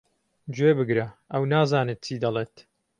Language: Central Kurdish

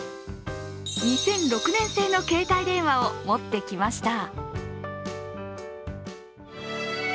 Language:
Japanese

